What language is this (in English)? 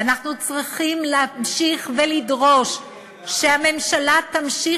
Hebrew